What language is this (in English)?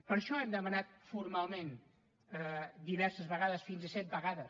Catalan